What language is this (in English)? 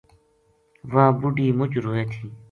Gujari